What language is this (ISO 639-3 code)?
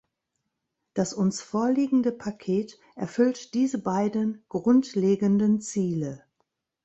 deu